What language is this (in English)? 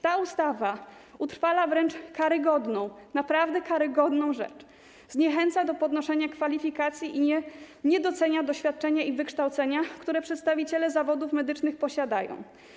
Polish